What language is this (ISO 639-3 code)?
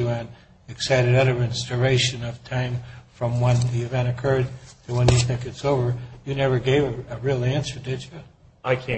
eng